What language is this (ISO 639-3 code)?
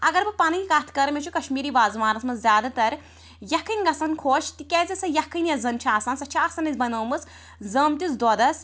kas